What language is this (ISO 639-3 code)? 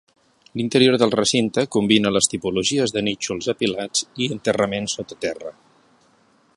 cat